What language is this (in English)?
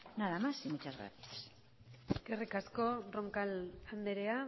Basque